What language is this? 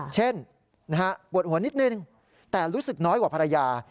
Thai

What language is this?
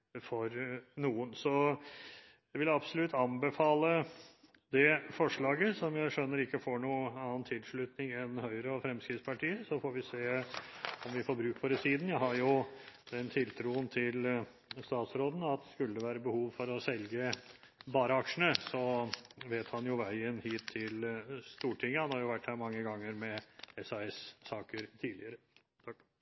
Norwegian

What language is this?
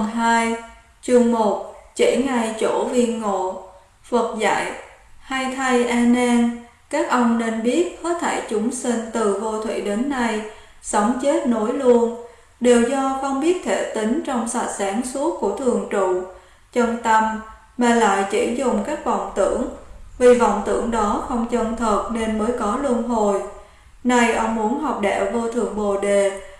Vietnamese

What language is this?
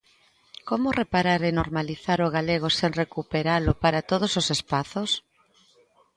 Galician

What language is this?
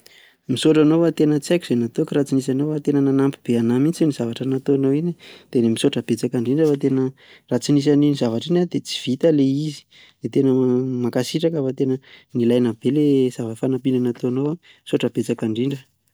Malagasy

